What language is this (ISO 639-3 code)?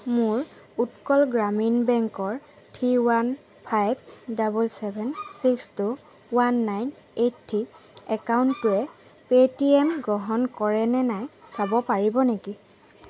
asm